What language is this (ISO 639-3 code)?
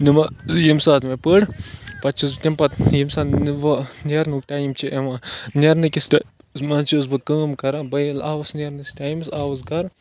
kas